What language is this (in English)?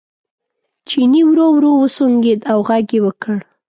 Pashto